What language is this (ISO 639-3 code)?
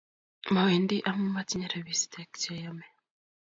kln